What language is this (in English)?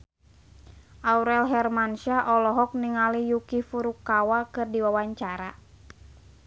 Sundanese